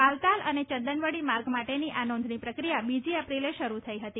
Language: Gujarati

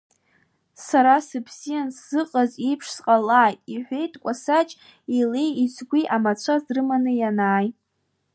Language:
Abkhazian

